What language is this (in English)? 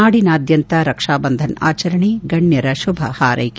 Kannada